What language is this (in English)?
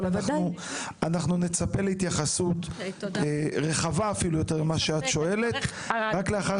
Hebrew